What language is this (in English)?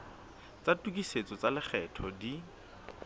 Southern Sotho